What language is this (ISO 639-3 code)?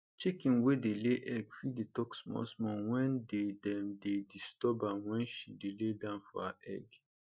pcm